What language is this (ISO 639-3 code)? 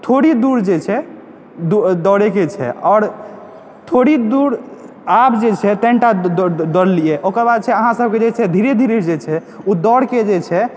mai